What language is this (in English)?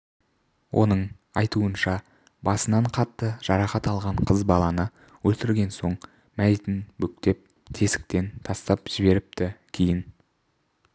Kazakh